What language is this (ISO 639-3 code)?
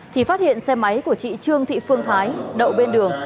vie